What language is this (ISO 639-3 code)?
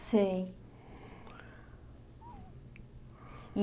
por